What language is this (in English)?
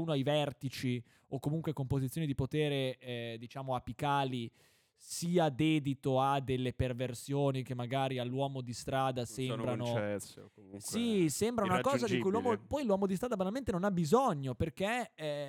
Italian